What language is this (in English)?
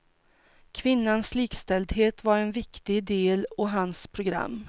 Swedish